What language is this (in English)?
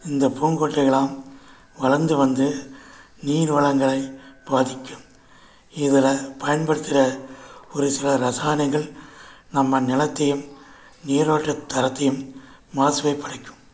Tamil